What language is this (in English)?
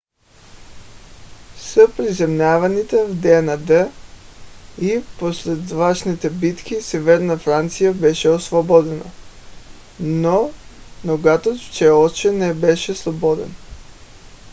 Bulgarian